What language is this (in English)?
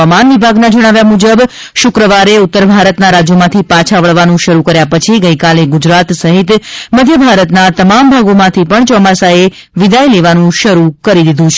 Gujarati